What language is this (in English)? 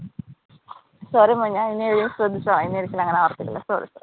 Malayalam